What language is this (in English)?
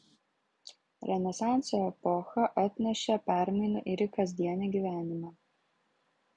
Lithuanian